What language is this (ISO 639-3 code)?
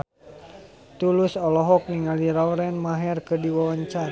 sun